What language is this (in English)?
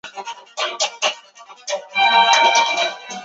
Chinese